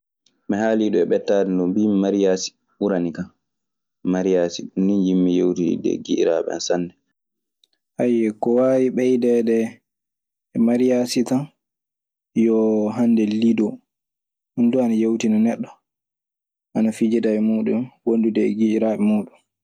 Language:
Maasina Fulfulde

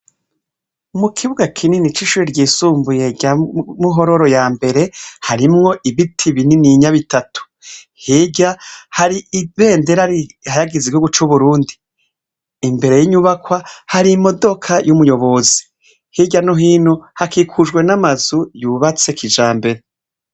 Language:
Rundi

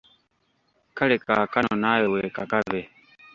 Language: Ganda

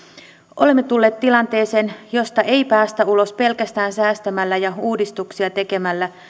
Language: Finnish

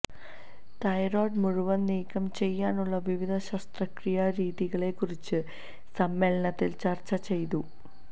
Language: Malayalam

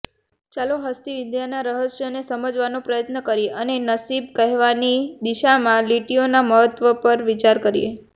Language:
Gujarati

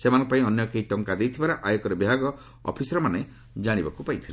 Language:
Odia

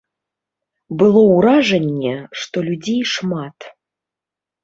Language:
Belarusian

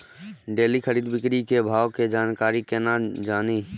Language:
Maithili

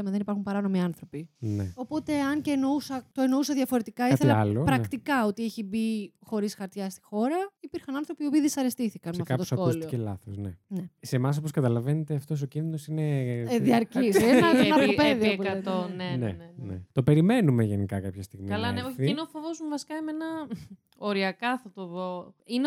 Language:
Greek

